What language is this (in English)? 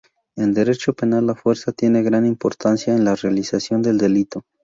Spanish